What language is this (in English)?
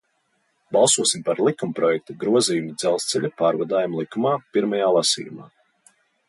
Latvian